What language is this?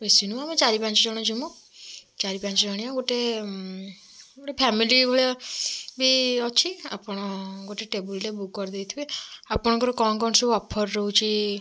Odia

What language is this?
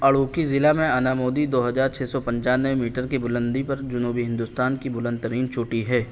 Urdu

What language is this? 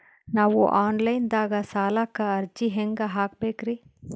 Kannada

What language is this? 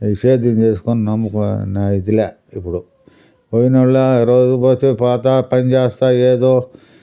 Telugu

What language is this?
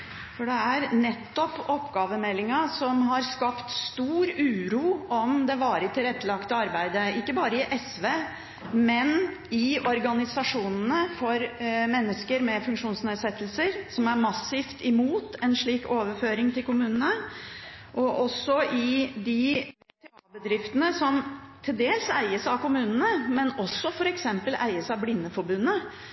Norwegian Bokmål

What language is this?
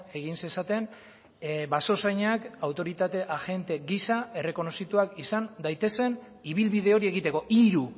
Basque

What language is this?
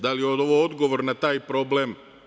Serbian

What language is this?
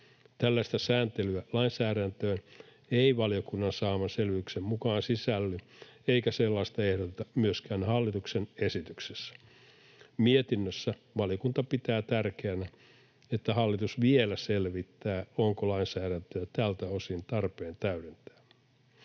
Finnish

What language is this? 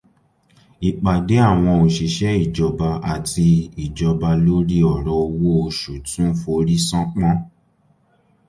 Yoruba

